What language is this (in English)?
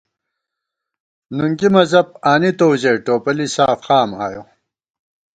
Gawar-Bati